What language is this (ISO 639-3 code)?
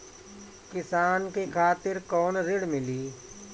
bho